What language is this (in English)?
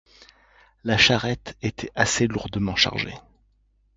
French